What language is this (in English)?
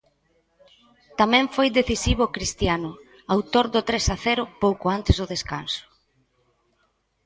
Galician